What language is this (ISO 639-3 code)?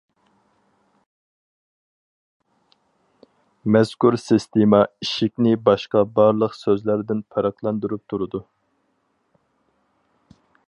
uig